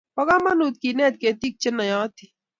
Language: Kalenjin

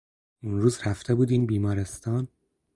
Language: Persian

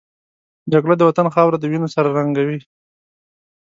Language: Pashto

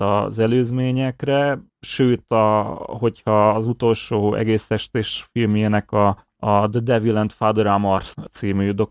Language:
Hungarian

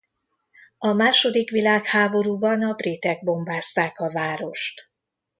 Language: Hungarian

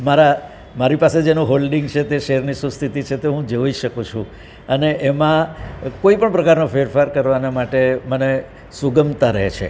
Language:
Gujarati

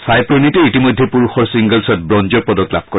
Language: Assamese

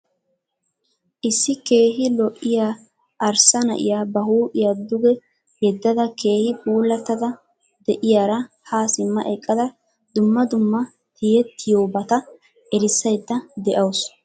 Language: Wolaytta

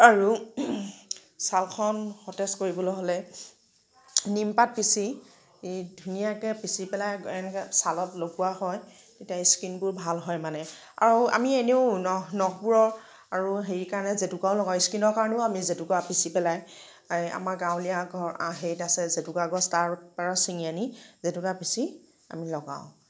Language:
Assamese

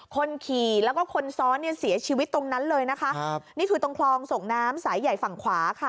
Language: Thai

